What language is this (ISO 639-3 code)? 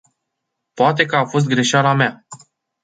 ron